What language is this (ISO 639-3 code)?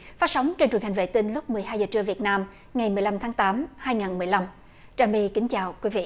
vie